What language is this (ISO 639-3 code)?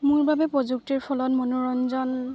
asm